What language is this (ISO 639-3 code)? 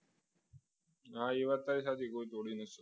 guj